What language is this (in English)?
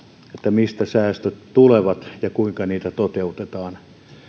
Finnish